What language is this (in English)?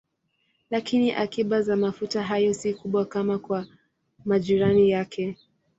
Swahili